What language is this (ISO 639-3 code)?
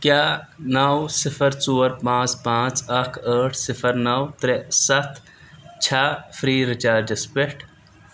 kas